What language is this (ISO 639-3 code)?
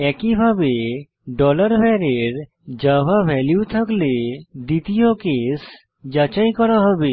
ben